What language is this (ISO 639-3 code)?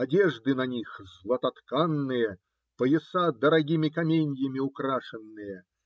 rus